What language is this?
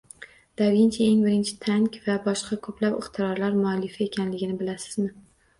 Uzbek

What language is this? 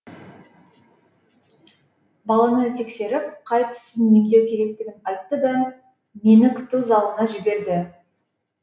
Kazakh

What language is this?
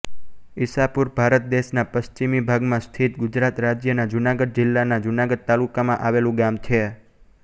Gujarati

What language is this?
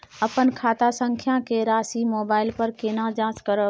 Maithili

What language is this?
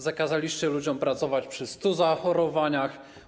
Polish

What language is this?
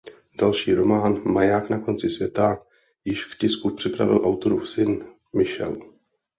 Czech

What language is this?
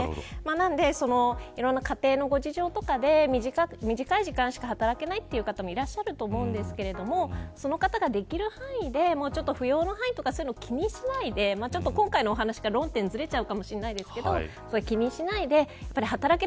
Japanese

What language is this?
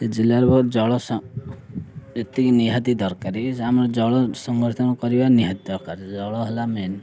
Odia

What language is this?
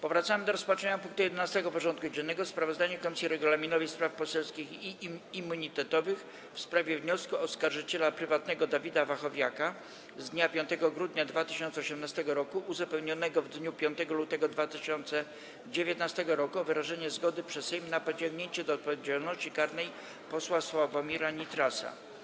Polish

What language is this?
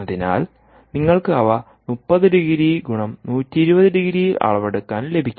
Malayalam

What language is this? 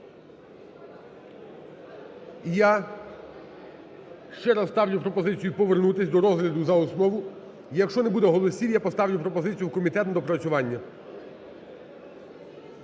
Ukrainian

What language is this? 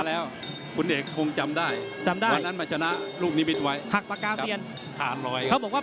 Thai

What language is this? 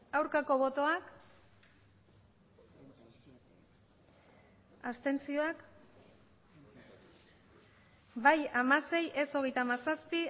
Basque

